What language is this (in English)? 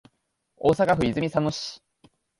Japanese